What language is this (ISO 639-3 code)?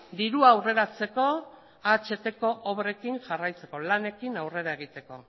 eus